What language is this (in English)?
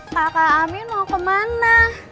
Indonesian